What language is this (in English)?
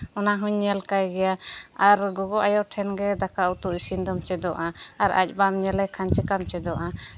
Santali